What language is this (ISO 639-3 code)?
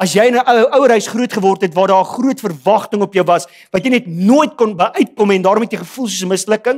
nld